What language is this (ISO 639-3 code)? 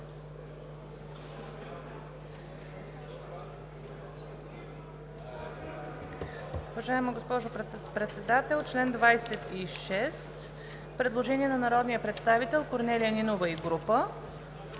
bul